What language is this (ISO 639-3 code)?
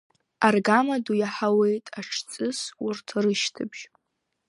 abk